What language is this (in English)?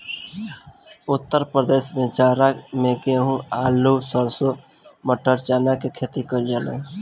Bhojpuri